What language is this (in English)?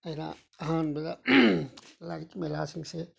Manipuri